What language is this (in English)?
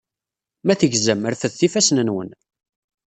Kabyle